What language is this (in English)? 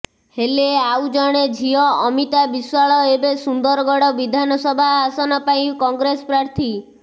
Odia